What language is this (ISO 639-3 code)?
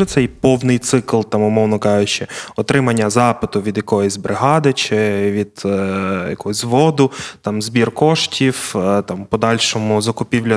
ukr